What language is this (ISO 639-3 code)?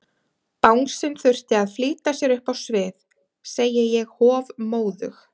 isl